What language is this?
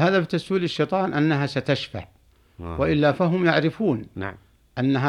Arabic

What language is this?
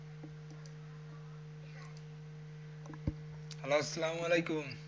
Bangla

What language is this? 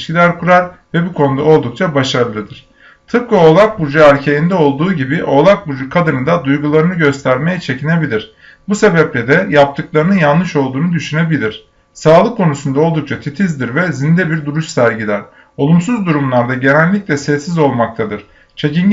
Turkish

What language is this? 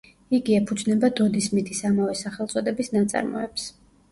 Georgian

